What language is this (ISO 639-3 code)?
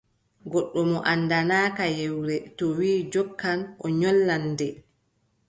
fub